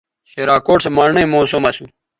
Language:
Bateri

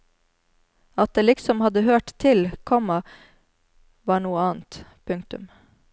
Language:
Norwegian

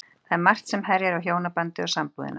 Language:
Icelandic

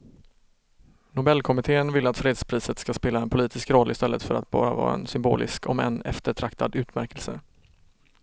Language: Swedish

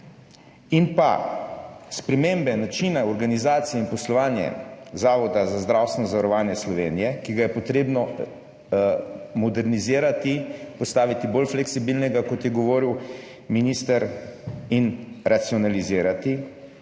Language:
Slovenian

